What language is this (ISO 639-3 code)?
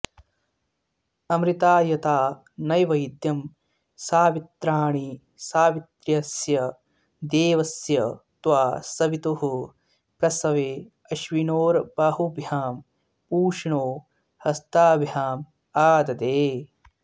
san